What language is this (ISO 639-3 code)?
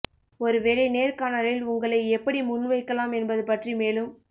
tam